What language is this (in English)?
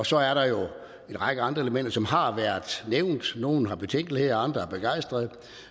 Danish